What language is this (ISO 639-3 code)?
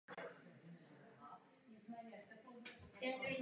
ces